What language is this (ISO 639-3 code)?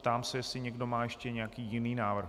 ces